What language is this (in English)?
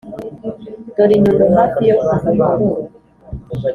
Kinyarwanda